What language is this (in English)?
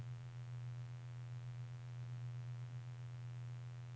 Norwegian